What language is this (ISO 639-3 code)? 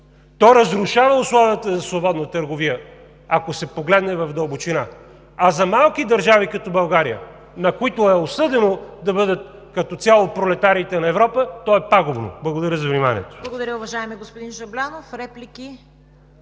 bul